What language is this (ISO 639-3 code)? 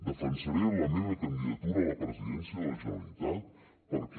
cat